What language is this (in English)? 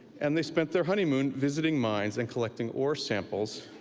English